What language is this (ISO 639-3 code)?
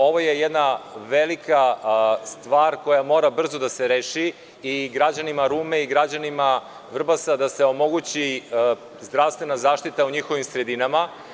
srp